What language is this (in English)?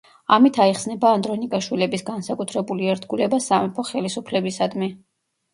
Georgian